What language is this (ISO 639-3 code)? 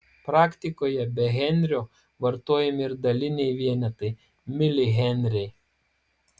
lit